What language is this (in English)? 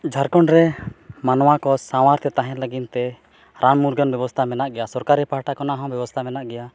Santali